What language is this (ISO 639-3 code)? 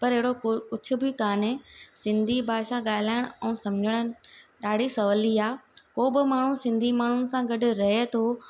snd